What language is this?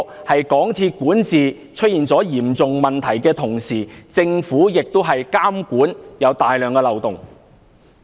Cantonese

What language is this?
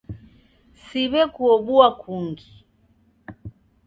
Taita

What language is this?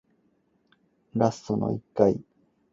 Cantonese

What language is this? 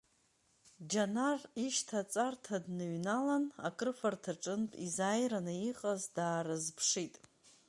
Abkhazian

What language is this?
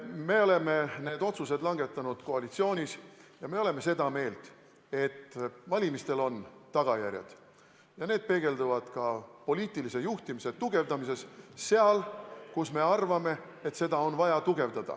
Estonian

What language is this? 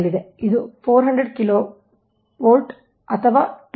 Kannada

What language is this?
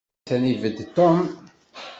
Kabyle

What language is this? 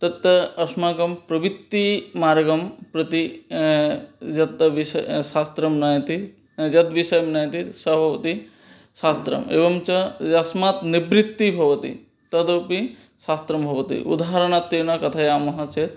Sanskrit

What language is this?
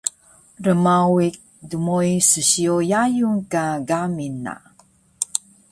Taroko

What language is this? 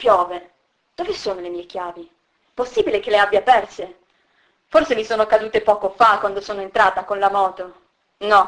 Italian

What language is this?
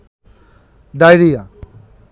Bangla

